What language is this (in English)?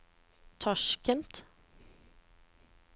Norwegian